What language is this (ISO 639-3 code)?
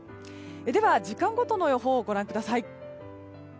jpn